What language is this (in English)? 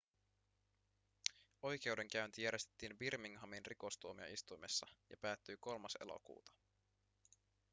Finnish